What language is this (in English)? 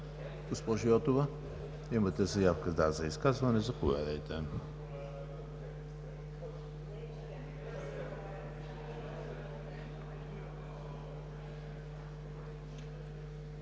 Bulgarian